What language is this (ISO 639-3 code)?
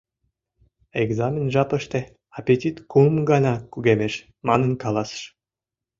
chm